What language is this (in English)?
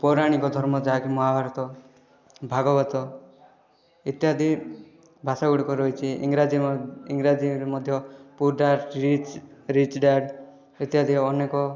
Odia